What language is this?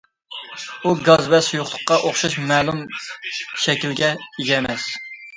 Uyghur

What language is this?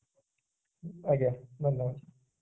Odia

